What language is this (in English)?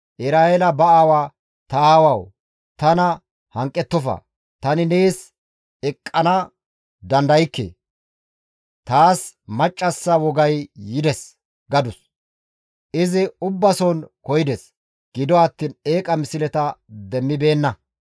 Gamo